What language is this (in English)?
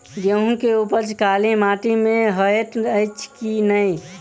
Maithili